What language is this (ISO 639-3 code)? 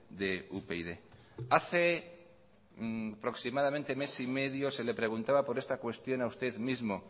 spa